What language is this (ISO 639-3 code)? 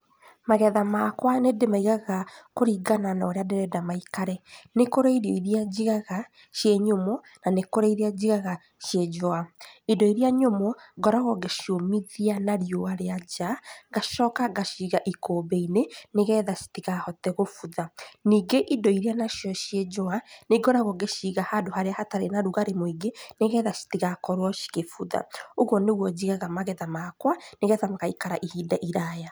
kik